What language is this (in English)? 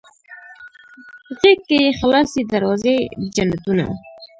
Pashto